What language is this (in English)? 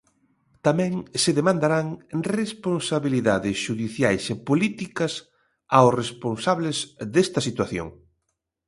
Galician